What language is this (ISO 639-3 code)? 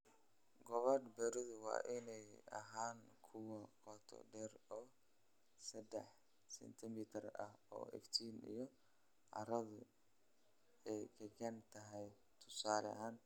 som